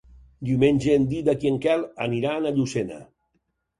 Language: Catalan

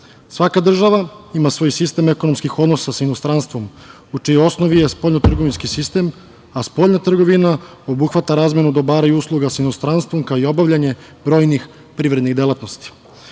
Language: Serbian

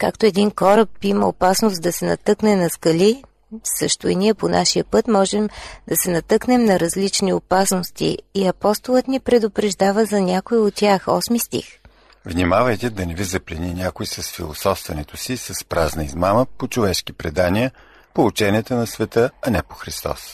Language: Bulgarian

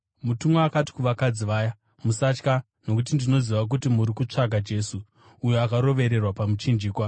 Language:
Shona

